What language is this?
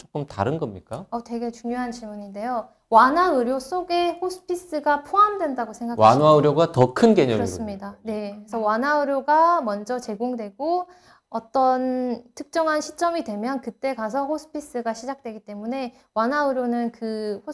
Korean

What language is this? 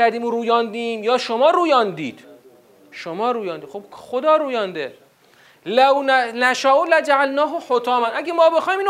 Persian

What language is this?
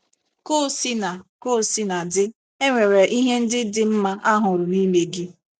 Igbo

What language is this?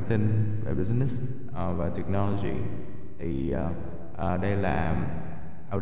Vietnamese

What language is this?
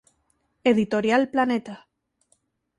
Spanish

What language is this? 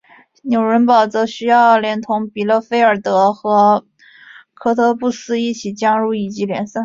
Chinese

